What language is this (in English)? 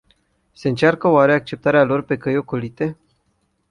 Romanian